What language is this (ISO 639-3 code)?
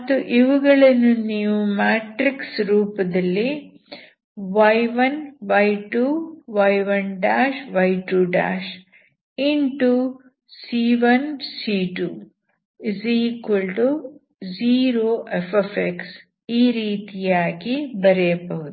kan